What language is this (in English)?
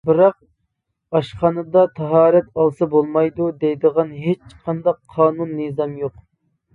Uyghur